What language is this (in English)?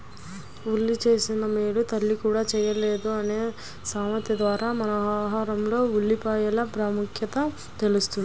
Telugu